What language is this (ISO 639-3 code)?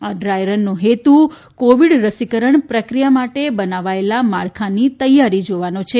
guj